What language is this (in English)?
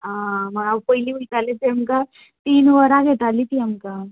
Konkani